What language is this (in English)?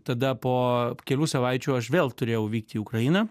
Lithuanian